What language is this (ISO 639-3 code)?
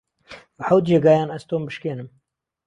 ckb